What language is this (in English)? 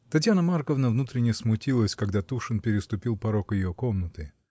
Russian